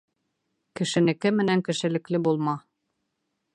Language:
Bashkir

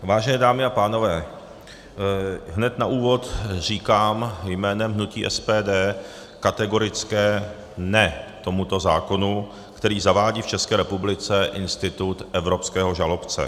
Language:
Czech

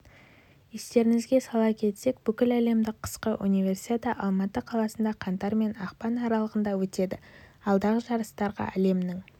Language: Kazakh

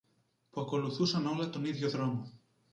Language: Greek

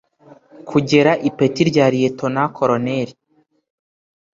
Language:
Kinyarwanda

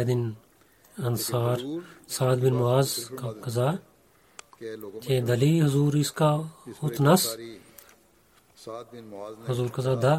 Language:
Bulgarian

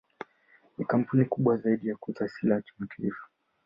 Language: Swahili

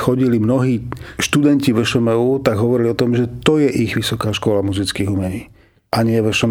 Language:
Slovak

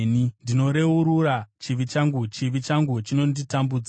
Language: Shona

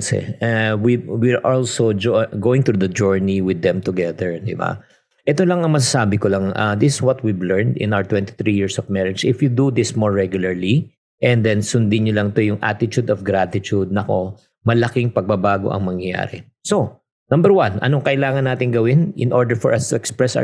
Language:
Filipino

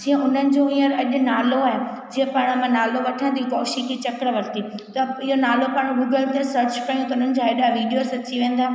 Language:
Sindhi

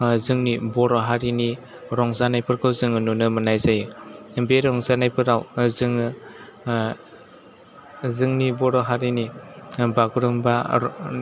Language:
Bodo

